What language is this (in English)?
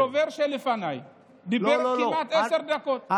Hebrew